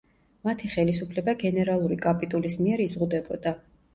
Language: Georgian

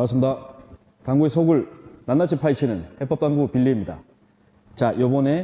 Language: Korean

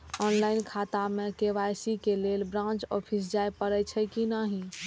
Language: Maithili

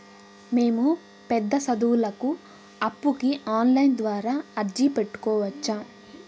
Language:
Telugu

